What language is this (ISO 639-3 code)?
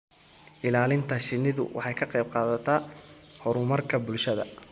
som